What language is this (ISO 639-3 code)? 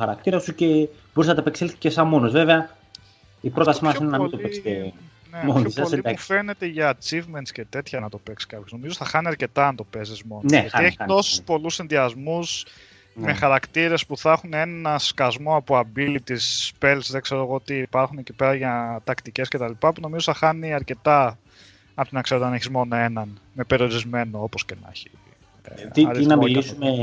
ell